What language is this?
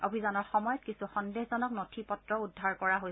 Assamese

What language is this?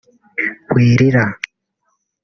Kinyarwanda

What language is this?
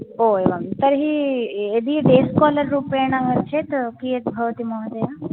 Sanskrit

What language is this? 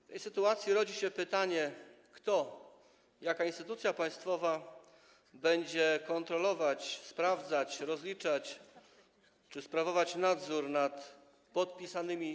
Polish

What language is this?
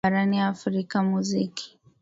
Swahili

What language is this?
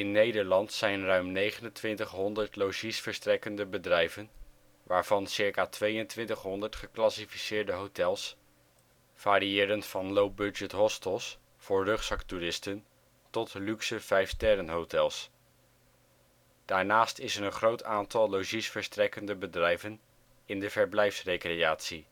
Dutch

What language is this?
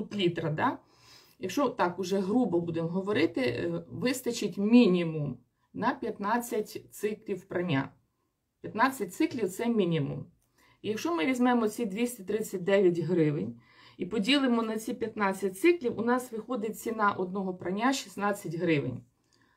Ukrainian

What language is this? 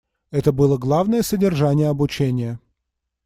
Russian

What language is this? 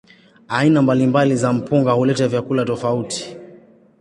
Swahili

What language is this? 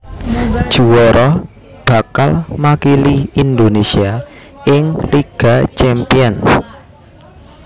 Javanese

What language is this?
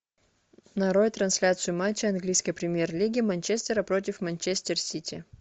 Russian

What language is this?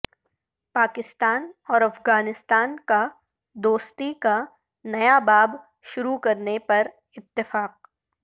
Urdu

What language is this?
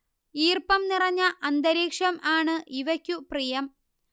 Malayalam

